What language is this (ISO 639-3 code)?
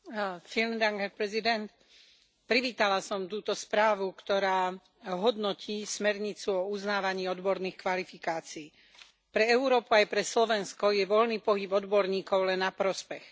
slk